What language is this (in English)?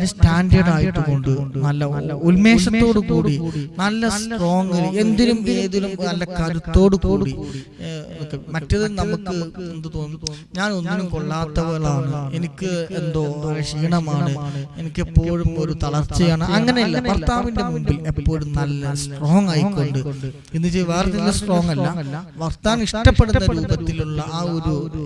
English